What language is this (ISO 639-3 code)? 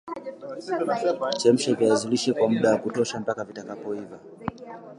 swa